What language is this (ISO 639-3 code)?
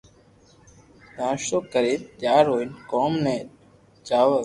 lrk